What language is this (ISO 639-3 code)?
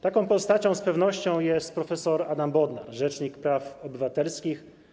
pol